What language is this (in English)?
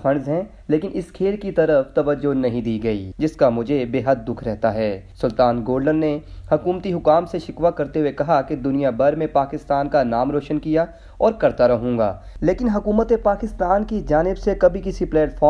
Urdu